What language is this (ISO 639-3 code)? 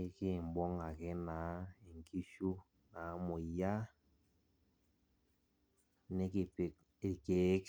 mas